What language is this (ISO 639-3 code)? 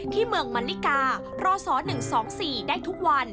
tha